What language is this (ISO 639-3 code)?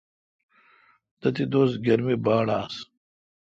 xka